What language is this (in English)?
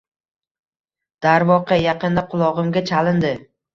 Uzbek